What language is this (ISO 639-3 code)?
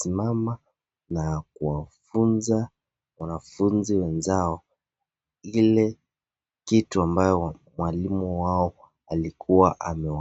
swa